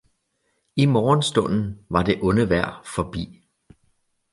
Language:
Danish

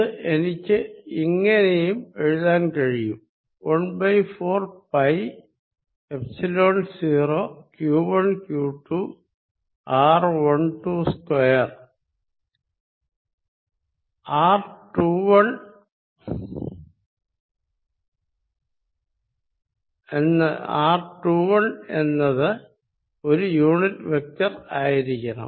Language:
Malayalam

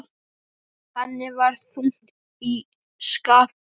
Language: Icelandic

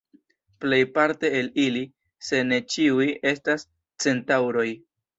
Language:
Esperanto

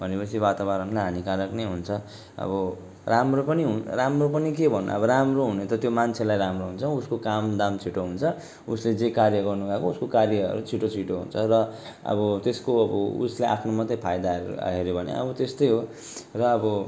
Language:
Nepali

